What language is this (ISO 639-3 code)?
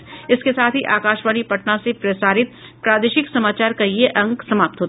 hin